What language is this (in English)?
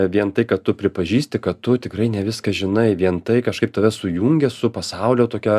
Lithuanian